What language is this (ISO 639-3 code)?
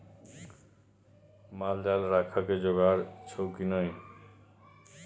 mai